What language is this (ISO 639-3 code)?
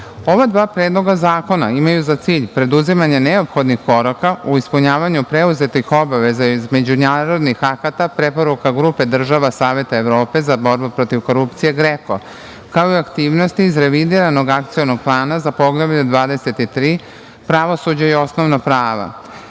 srp